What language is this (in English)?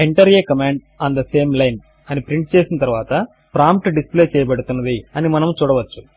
Telugu